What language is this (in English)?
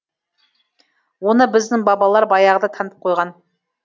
Kazakh